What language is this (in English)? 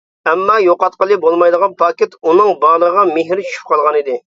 Uyghur